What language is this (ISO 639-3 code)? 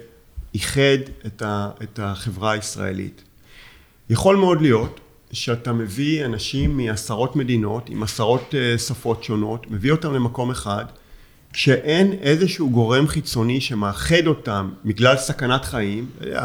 heb